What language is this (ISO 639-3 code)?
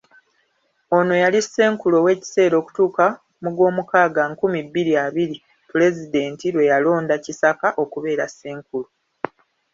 lug